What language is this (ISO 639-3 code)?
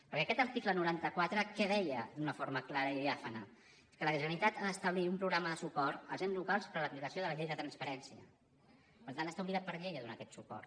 cat